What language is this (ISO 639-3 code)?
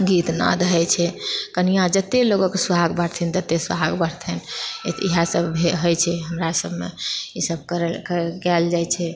mai